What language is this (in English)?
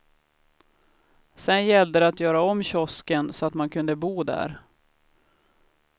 Swedish